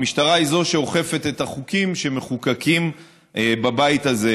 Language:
Hebrew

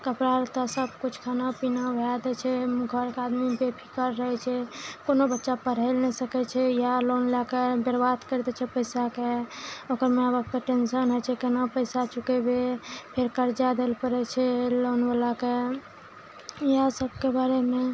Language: Maithili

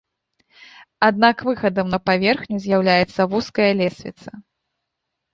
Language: Belarusian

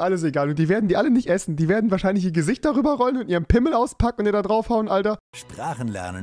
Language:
German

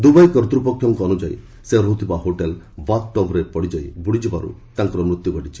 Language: Odia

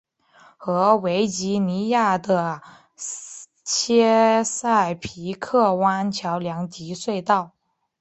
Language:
Chinese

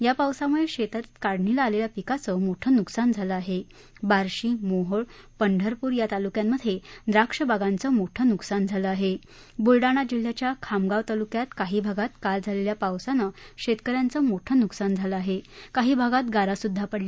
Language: Marathi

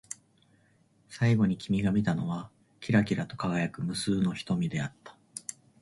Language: Japanese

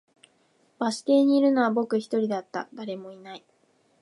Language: Japanese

